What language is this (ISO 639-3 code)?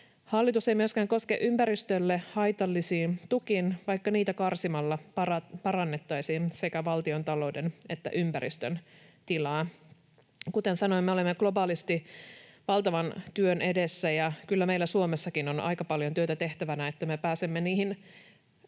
fin